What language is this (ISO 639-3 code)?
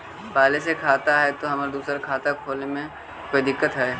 mag